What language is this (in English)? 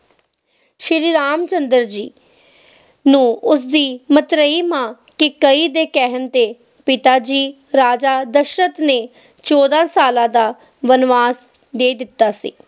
Punjabi